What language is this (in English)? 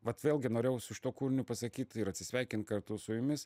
Lithuanian